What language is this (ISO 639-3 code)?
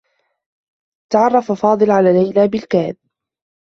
ara